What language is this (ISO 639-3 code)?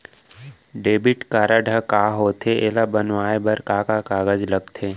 hne